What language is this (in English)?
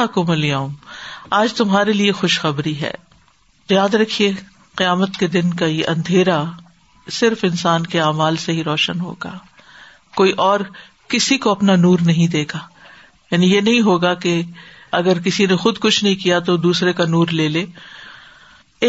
Urdu